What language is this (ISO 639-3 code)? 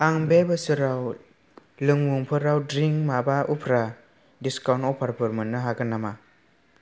brx